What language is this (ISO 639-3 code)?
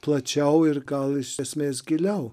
lit